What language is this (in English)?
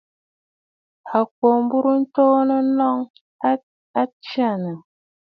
Bafut